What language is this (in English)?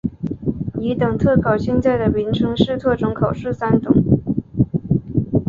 Chinese